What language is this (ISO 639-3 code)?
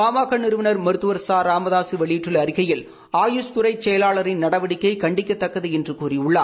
tam